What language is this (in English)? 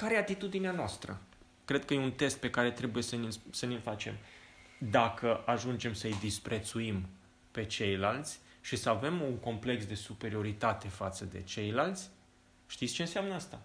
Romanian